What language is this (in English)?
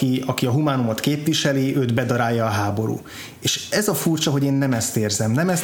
Hungarian